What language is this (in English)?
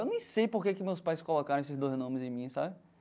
Portuguese